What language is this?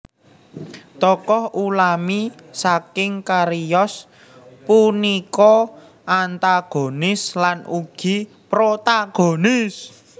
Javanese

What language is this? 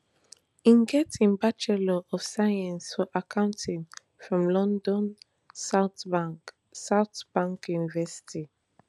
Nigerian Pidgin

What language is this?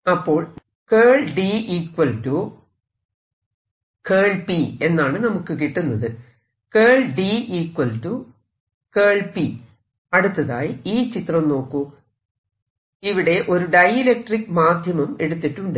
Malayalam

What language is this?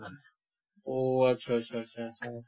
Assamese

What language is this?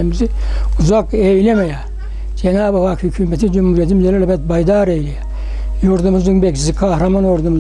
Turkish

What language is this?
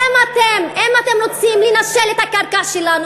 Hebrew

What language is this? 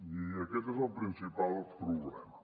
Catalan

